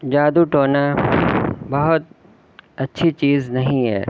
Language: Urdu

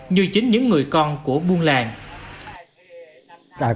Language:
Vietnamese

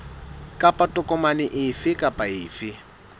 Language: Southern Sotho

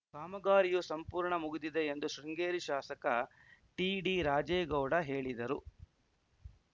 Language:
Kannada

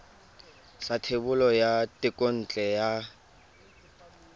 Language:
Tswana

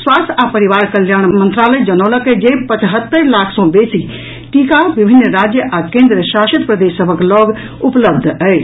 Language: Maithili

